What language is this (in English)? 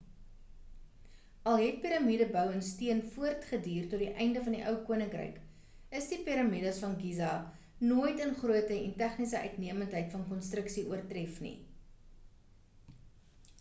Afrikaans